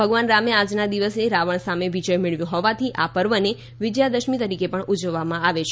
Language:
Gujarati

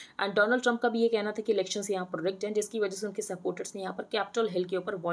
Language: Hindi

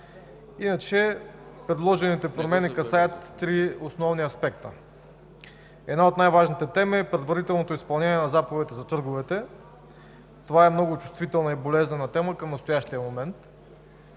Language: Bulgarian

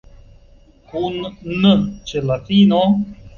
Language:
Esperanto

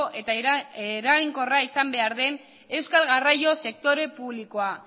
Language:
Basque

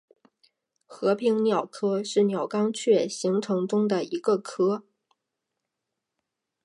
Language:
Chinese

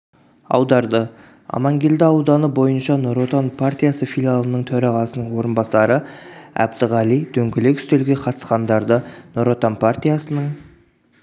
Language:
Kazakh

